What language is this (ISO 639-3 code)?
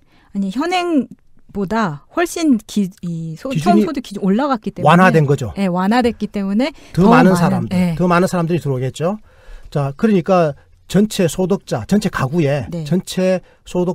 kor